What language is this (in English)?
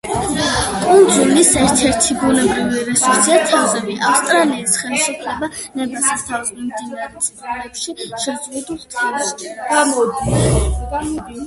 Georgian